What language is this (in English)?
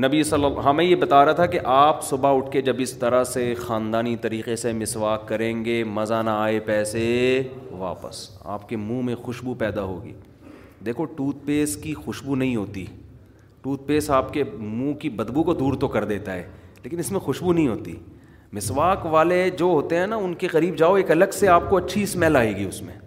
Urdu